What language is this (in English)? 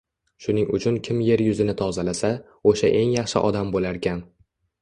Uzbek